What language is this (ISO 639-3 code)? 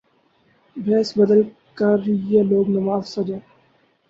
urd